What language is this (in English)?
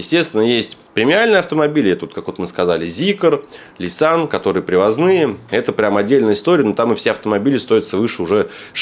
Russian